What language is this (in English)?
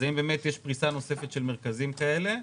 Hebrew